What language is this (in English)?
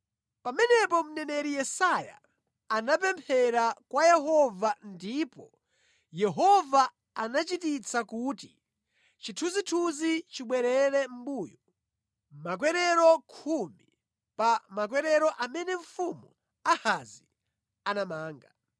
Nyanja